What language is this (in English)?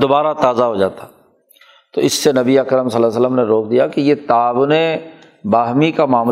Urdu